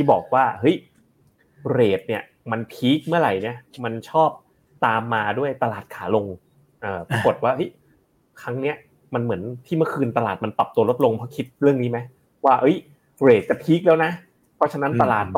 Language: Thai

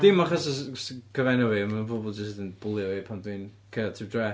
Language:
Welsh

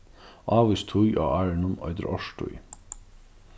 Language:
Faroese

